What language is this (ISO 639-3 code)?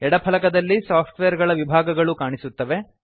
kan